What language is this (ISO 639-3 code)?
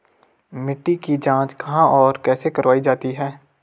hin